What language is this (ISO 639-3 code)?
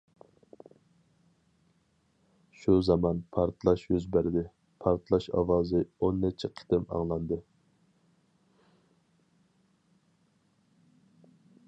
uig